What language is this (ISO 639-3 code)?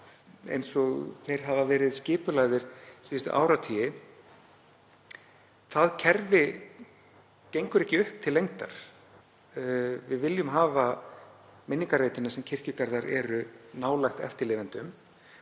isl